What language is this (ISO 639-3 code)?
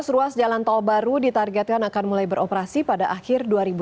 ind